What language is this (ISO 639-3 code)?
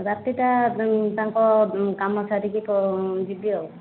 ori